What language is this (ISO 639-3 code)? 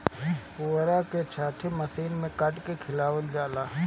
bho